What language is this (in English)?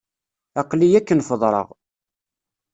Kabyle